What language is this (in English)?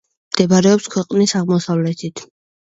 Georgian